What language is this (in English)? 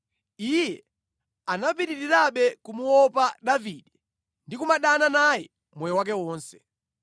Nyanja